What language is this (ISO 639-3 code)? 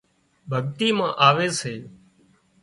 kxp